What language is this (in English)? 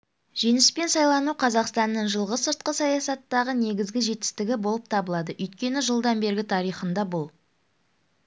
Kazakh